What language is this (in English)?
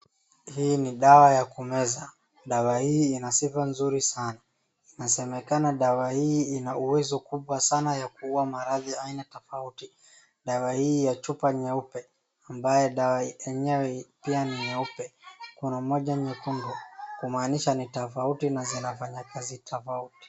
Swahili